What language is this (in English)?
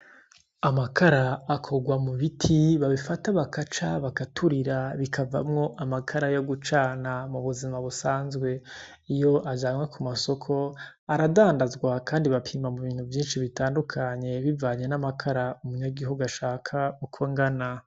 Rundi